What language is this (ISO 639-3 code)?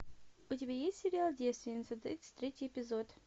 rus